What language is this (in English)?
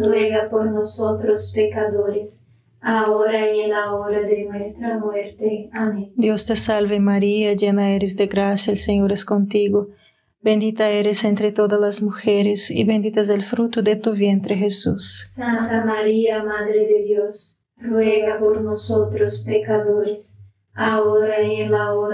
Spanish